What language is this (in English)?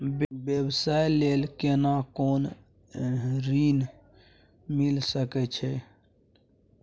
Maithili